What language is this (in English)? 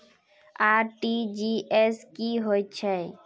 Magahi